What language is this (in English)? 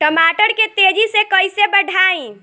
Bhojpuri